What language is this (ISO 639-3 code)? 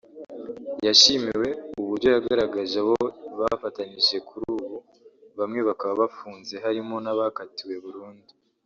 kin